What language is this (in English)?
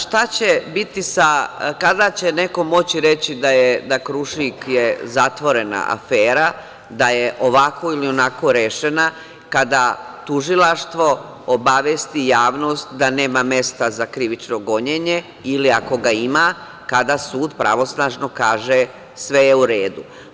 Serbian